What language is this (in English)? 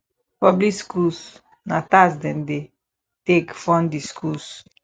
Nigerian Pidgin